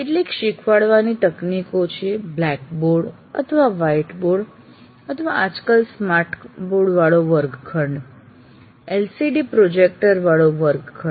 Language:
Gujarati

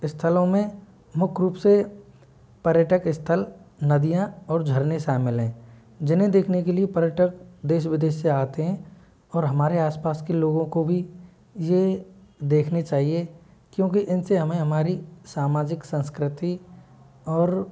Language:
Hindi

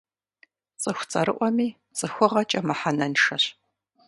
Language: Kabardian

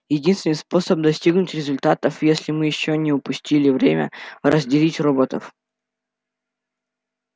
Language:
Russian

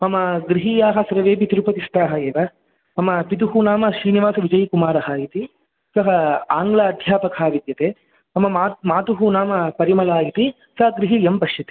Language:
Sanskrit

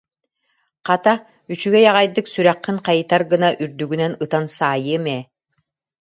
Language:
Yakut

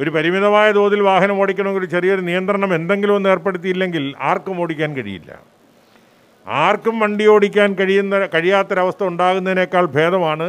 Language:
Malayalam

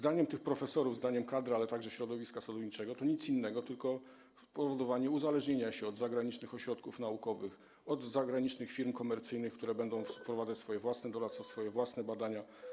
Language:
Polish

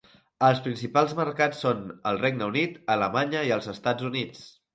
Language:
Catalan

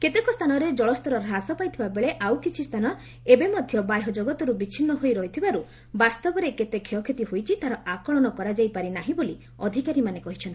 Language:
Odia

